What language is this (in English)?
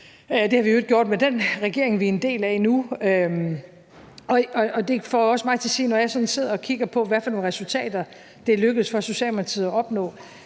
Danish